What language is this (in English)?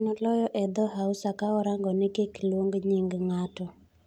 Luo (Kenya and Tanzania)